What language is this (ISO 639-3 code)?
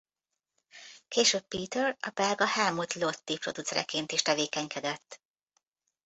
hun